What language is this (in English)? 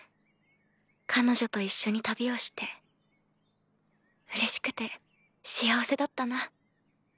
Japanese